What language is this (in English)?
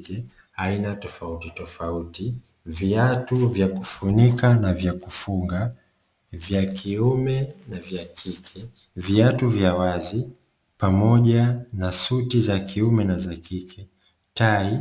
Swahili